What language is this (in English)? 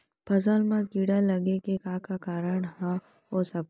Chhattisgarhi